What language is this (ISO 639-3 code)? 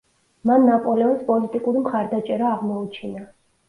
kat